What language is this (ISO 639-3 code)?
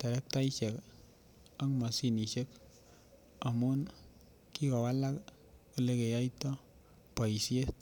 kln